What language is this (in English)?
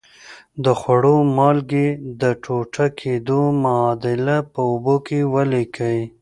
Pashto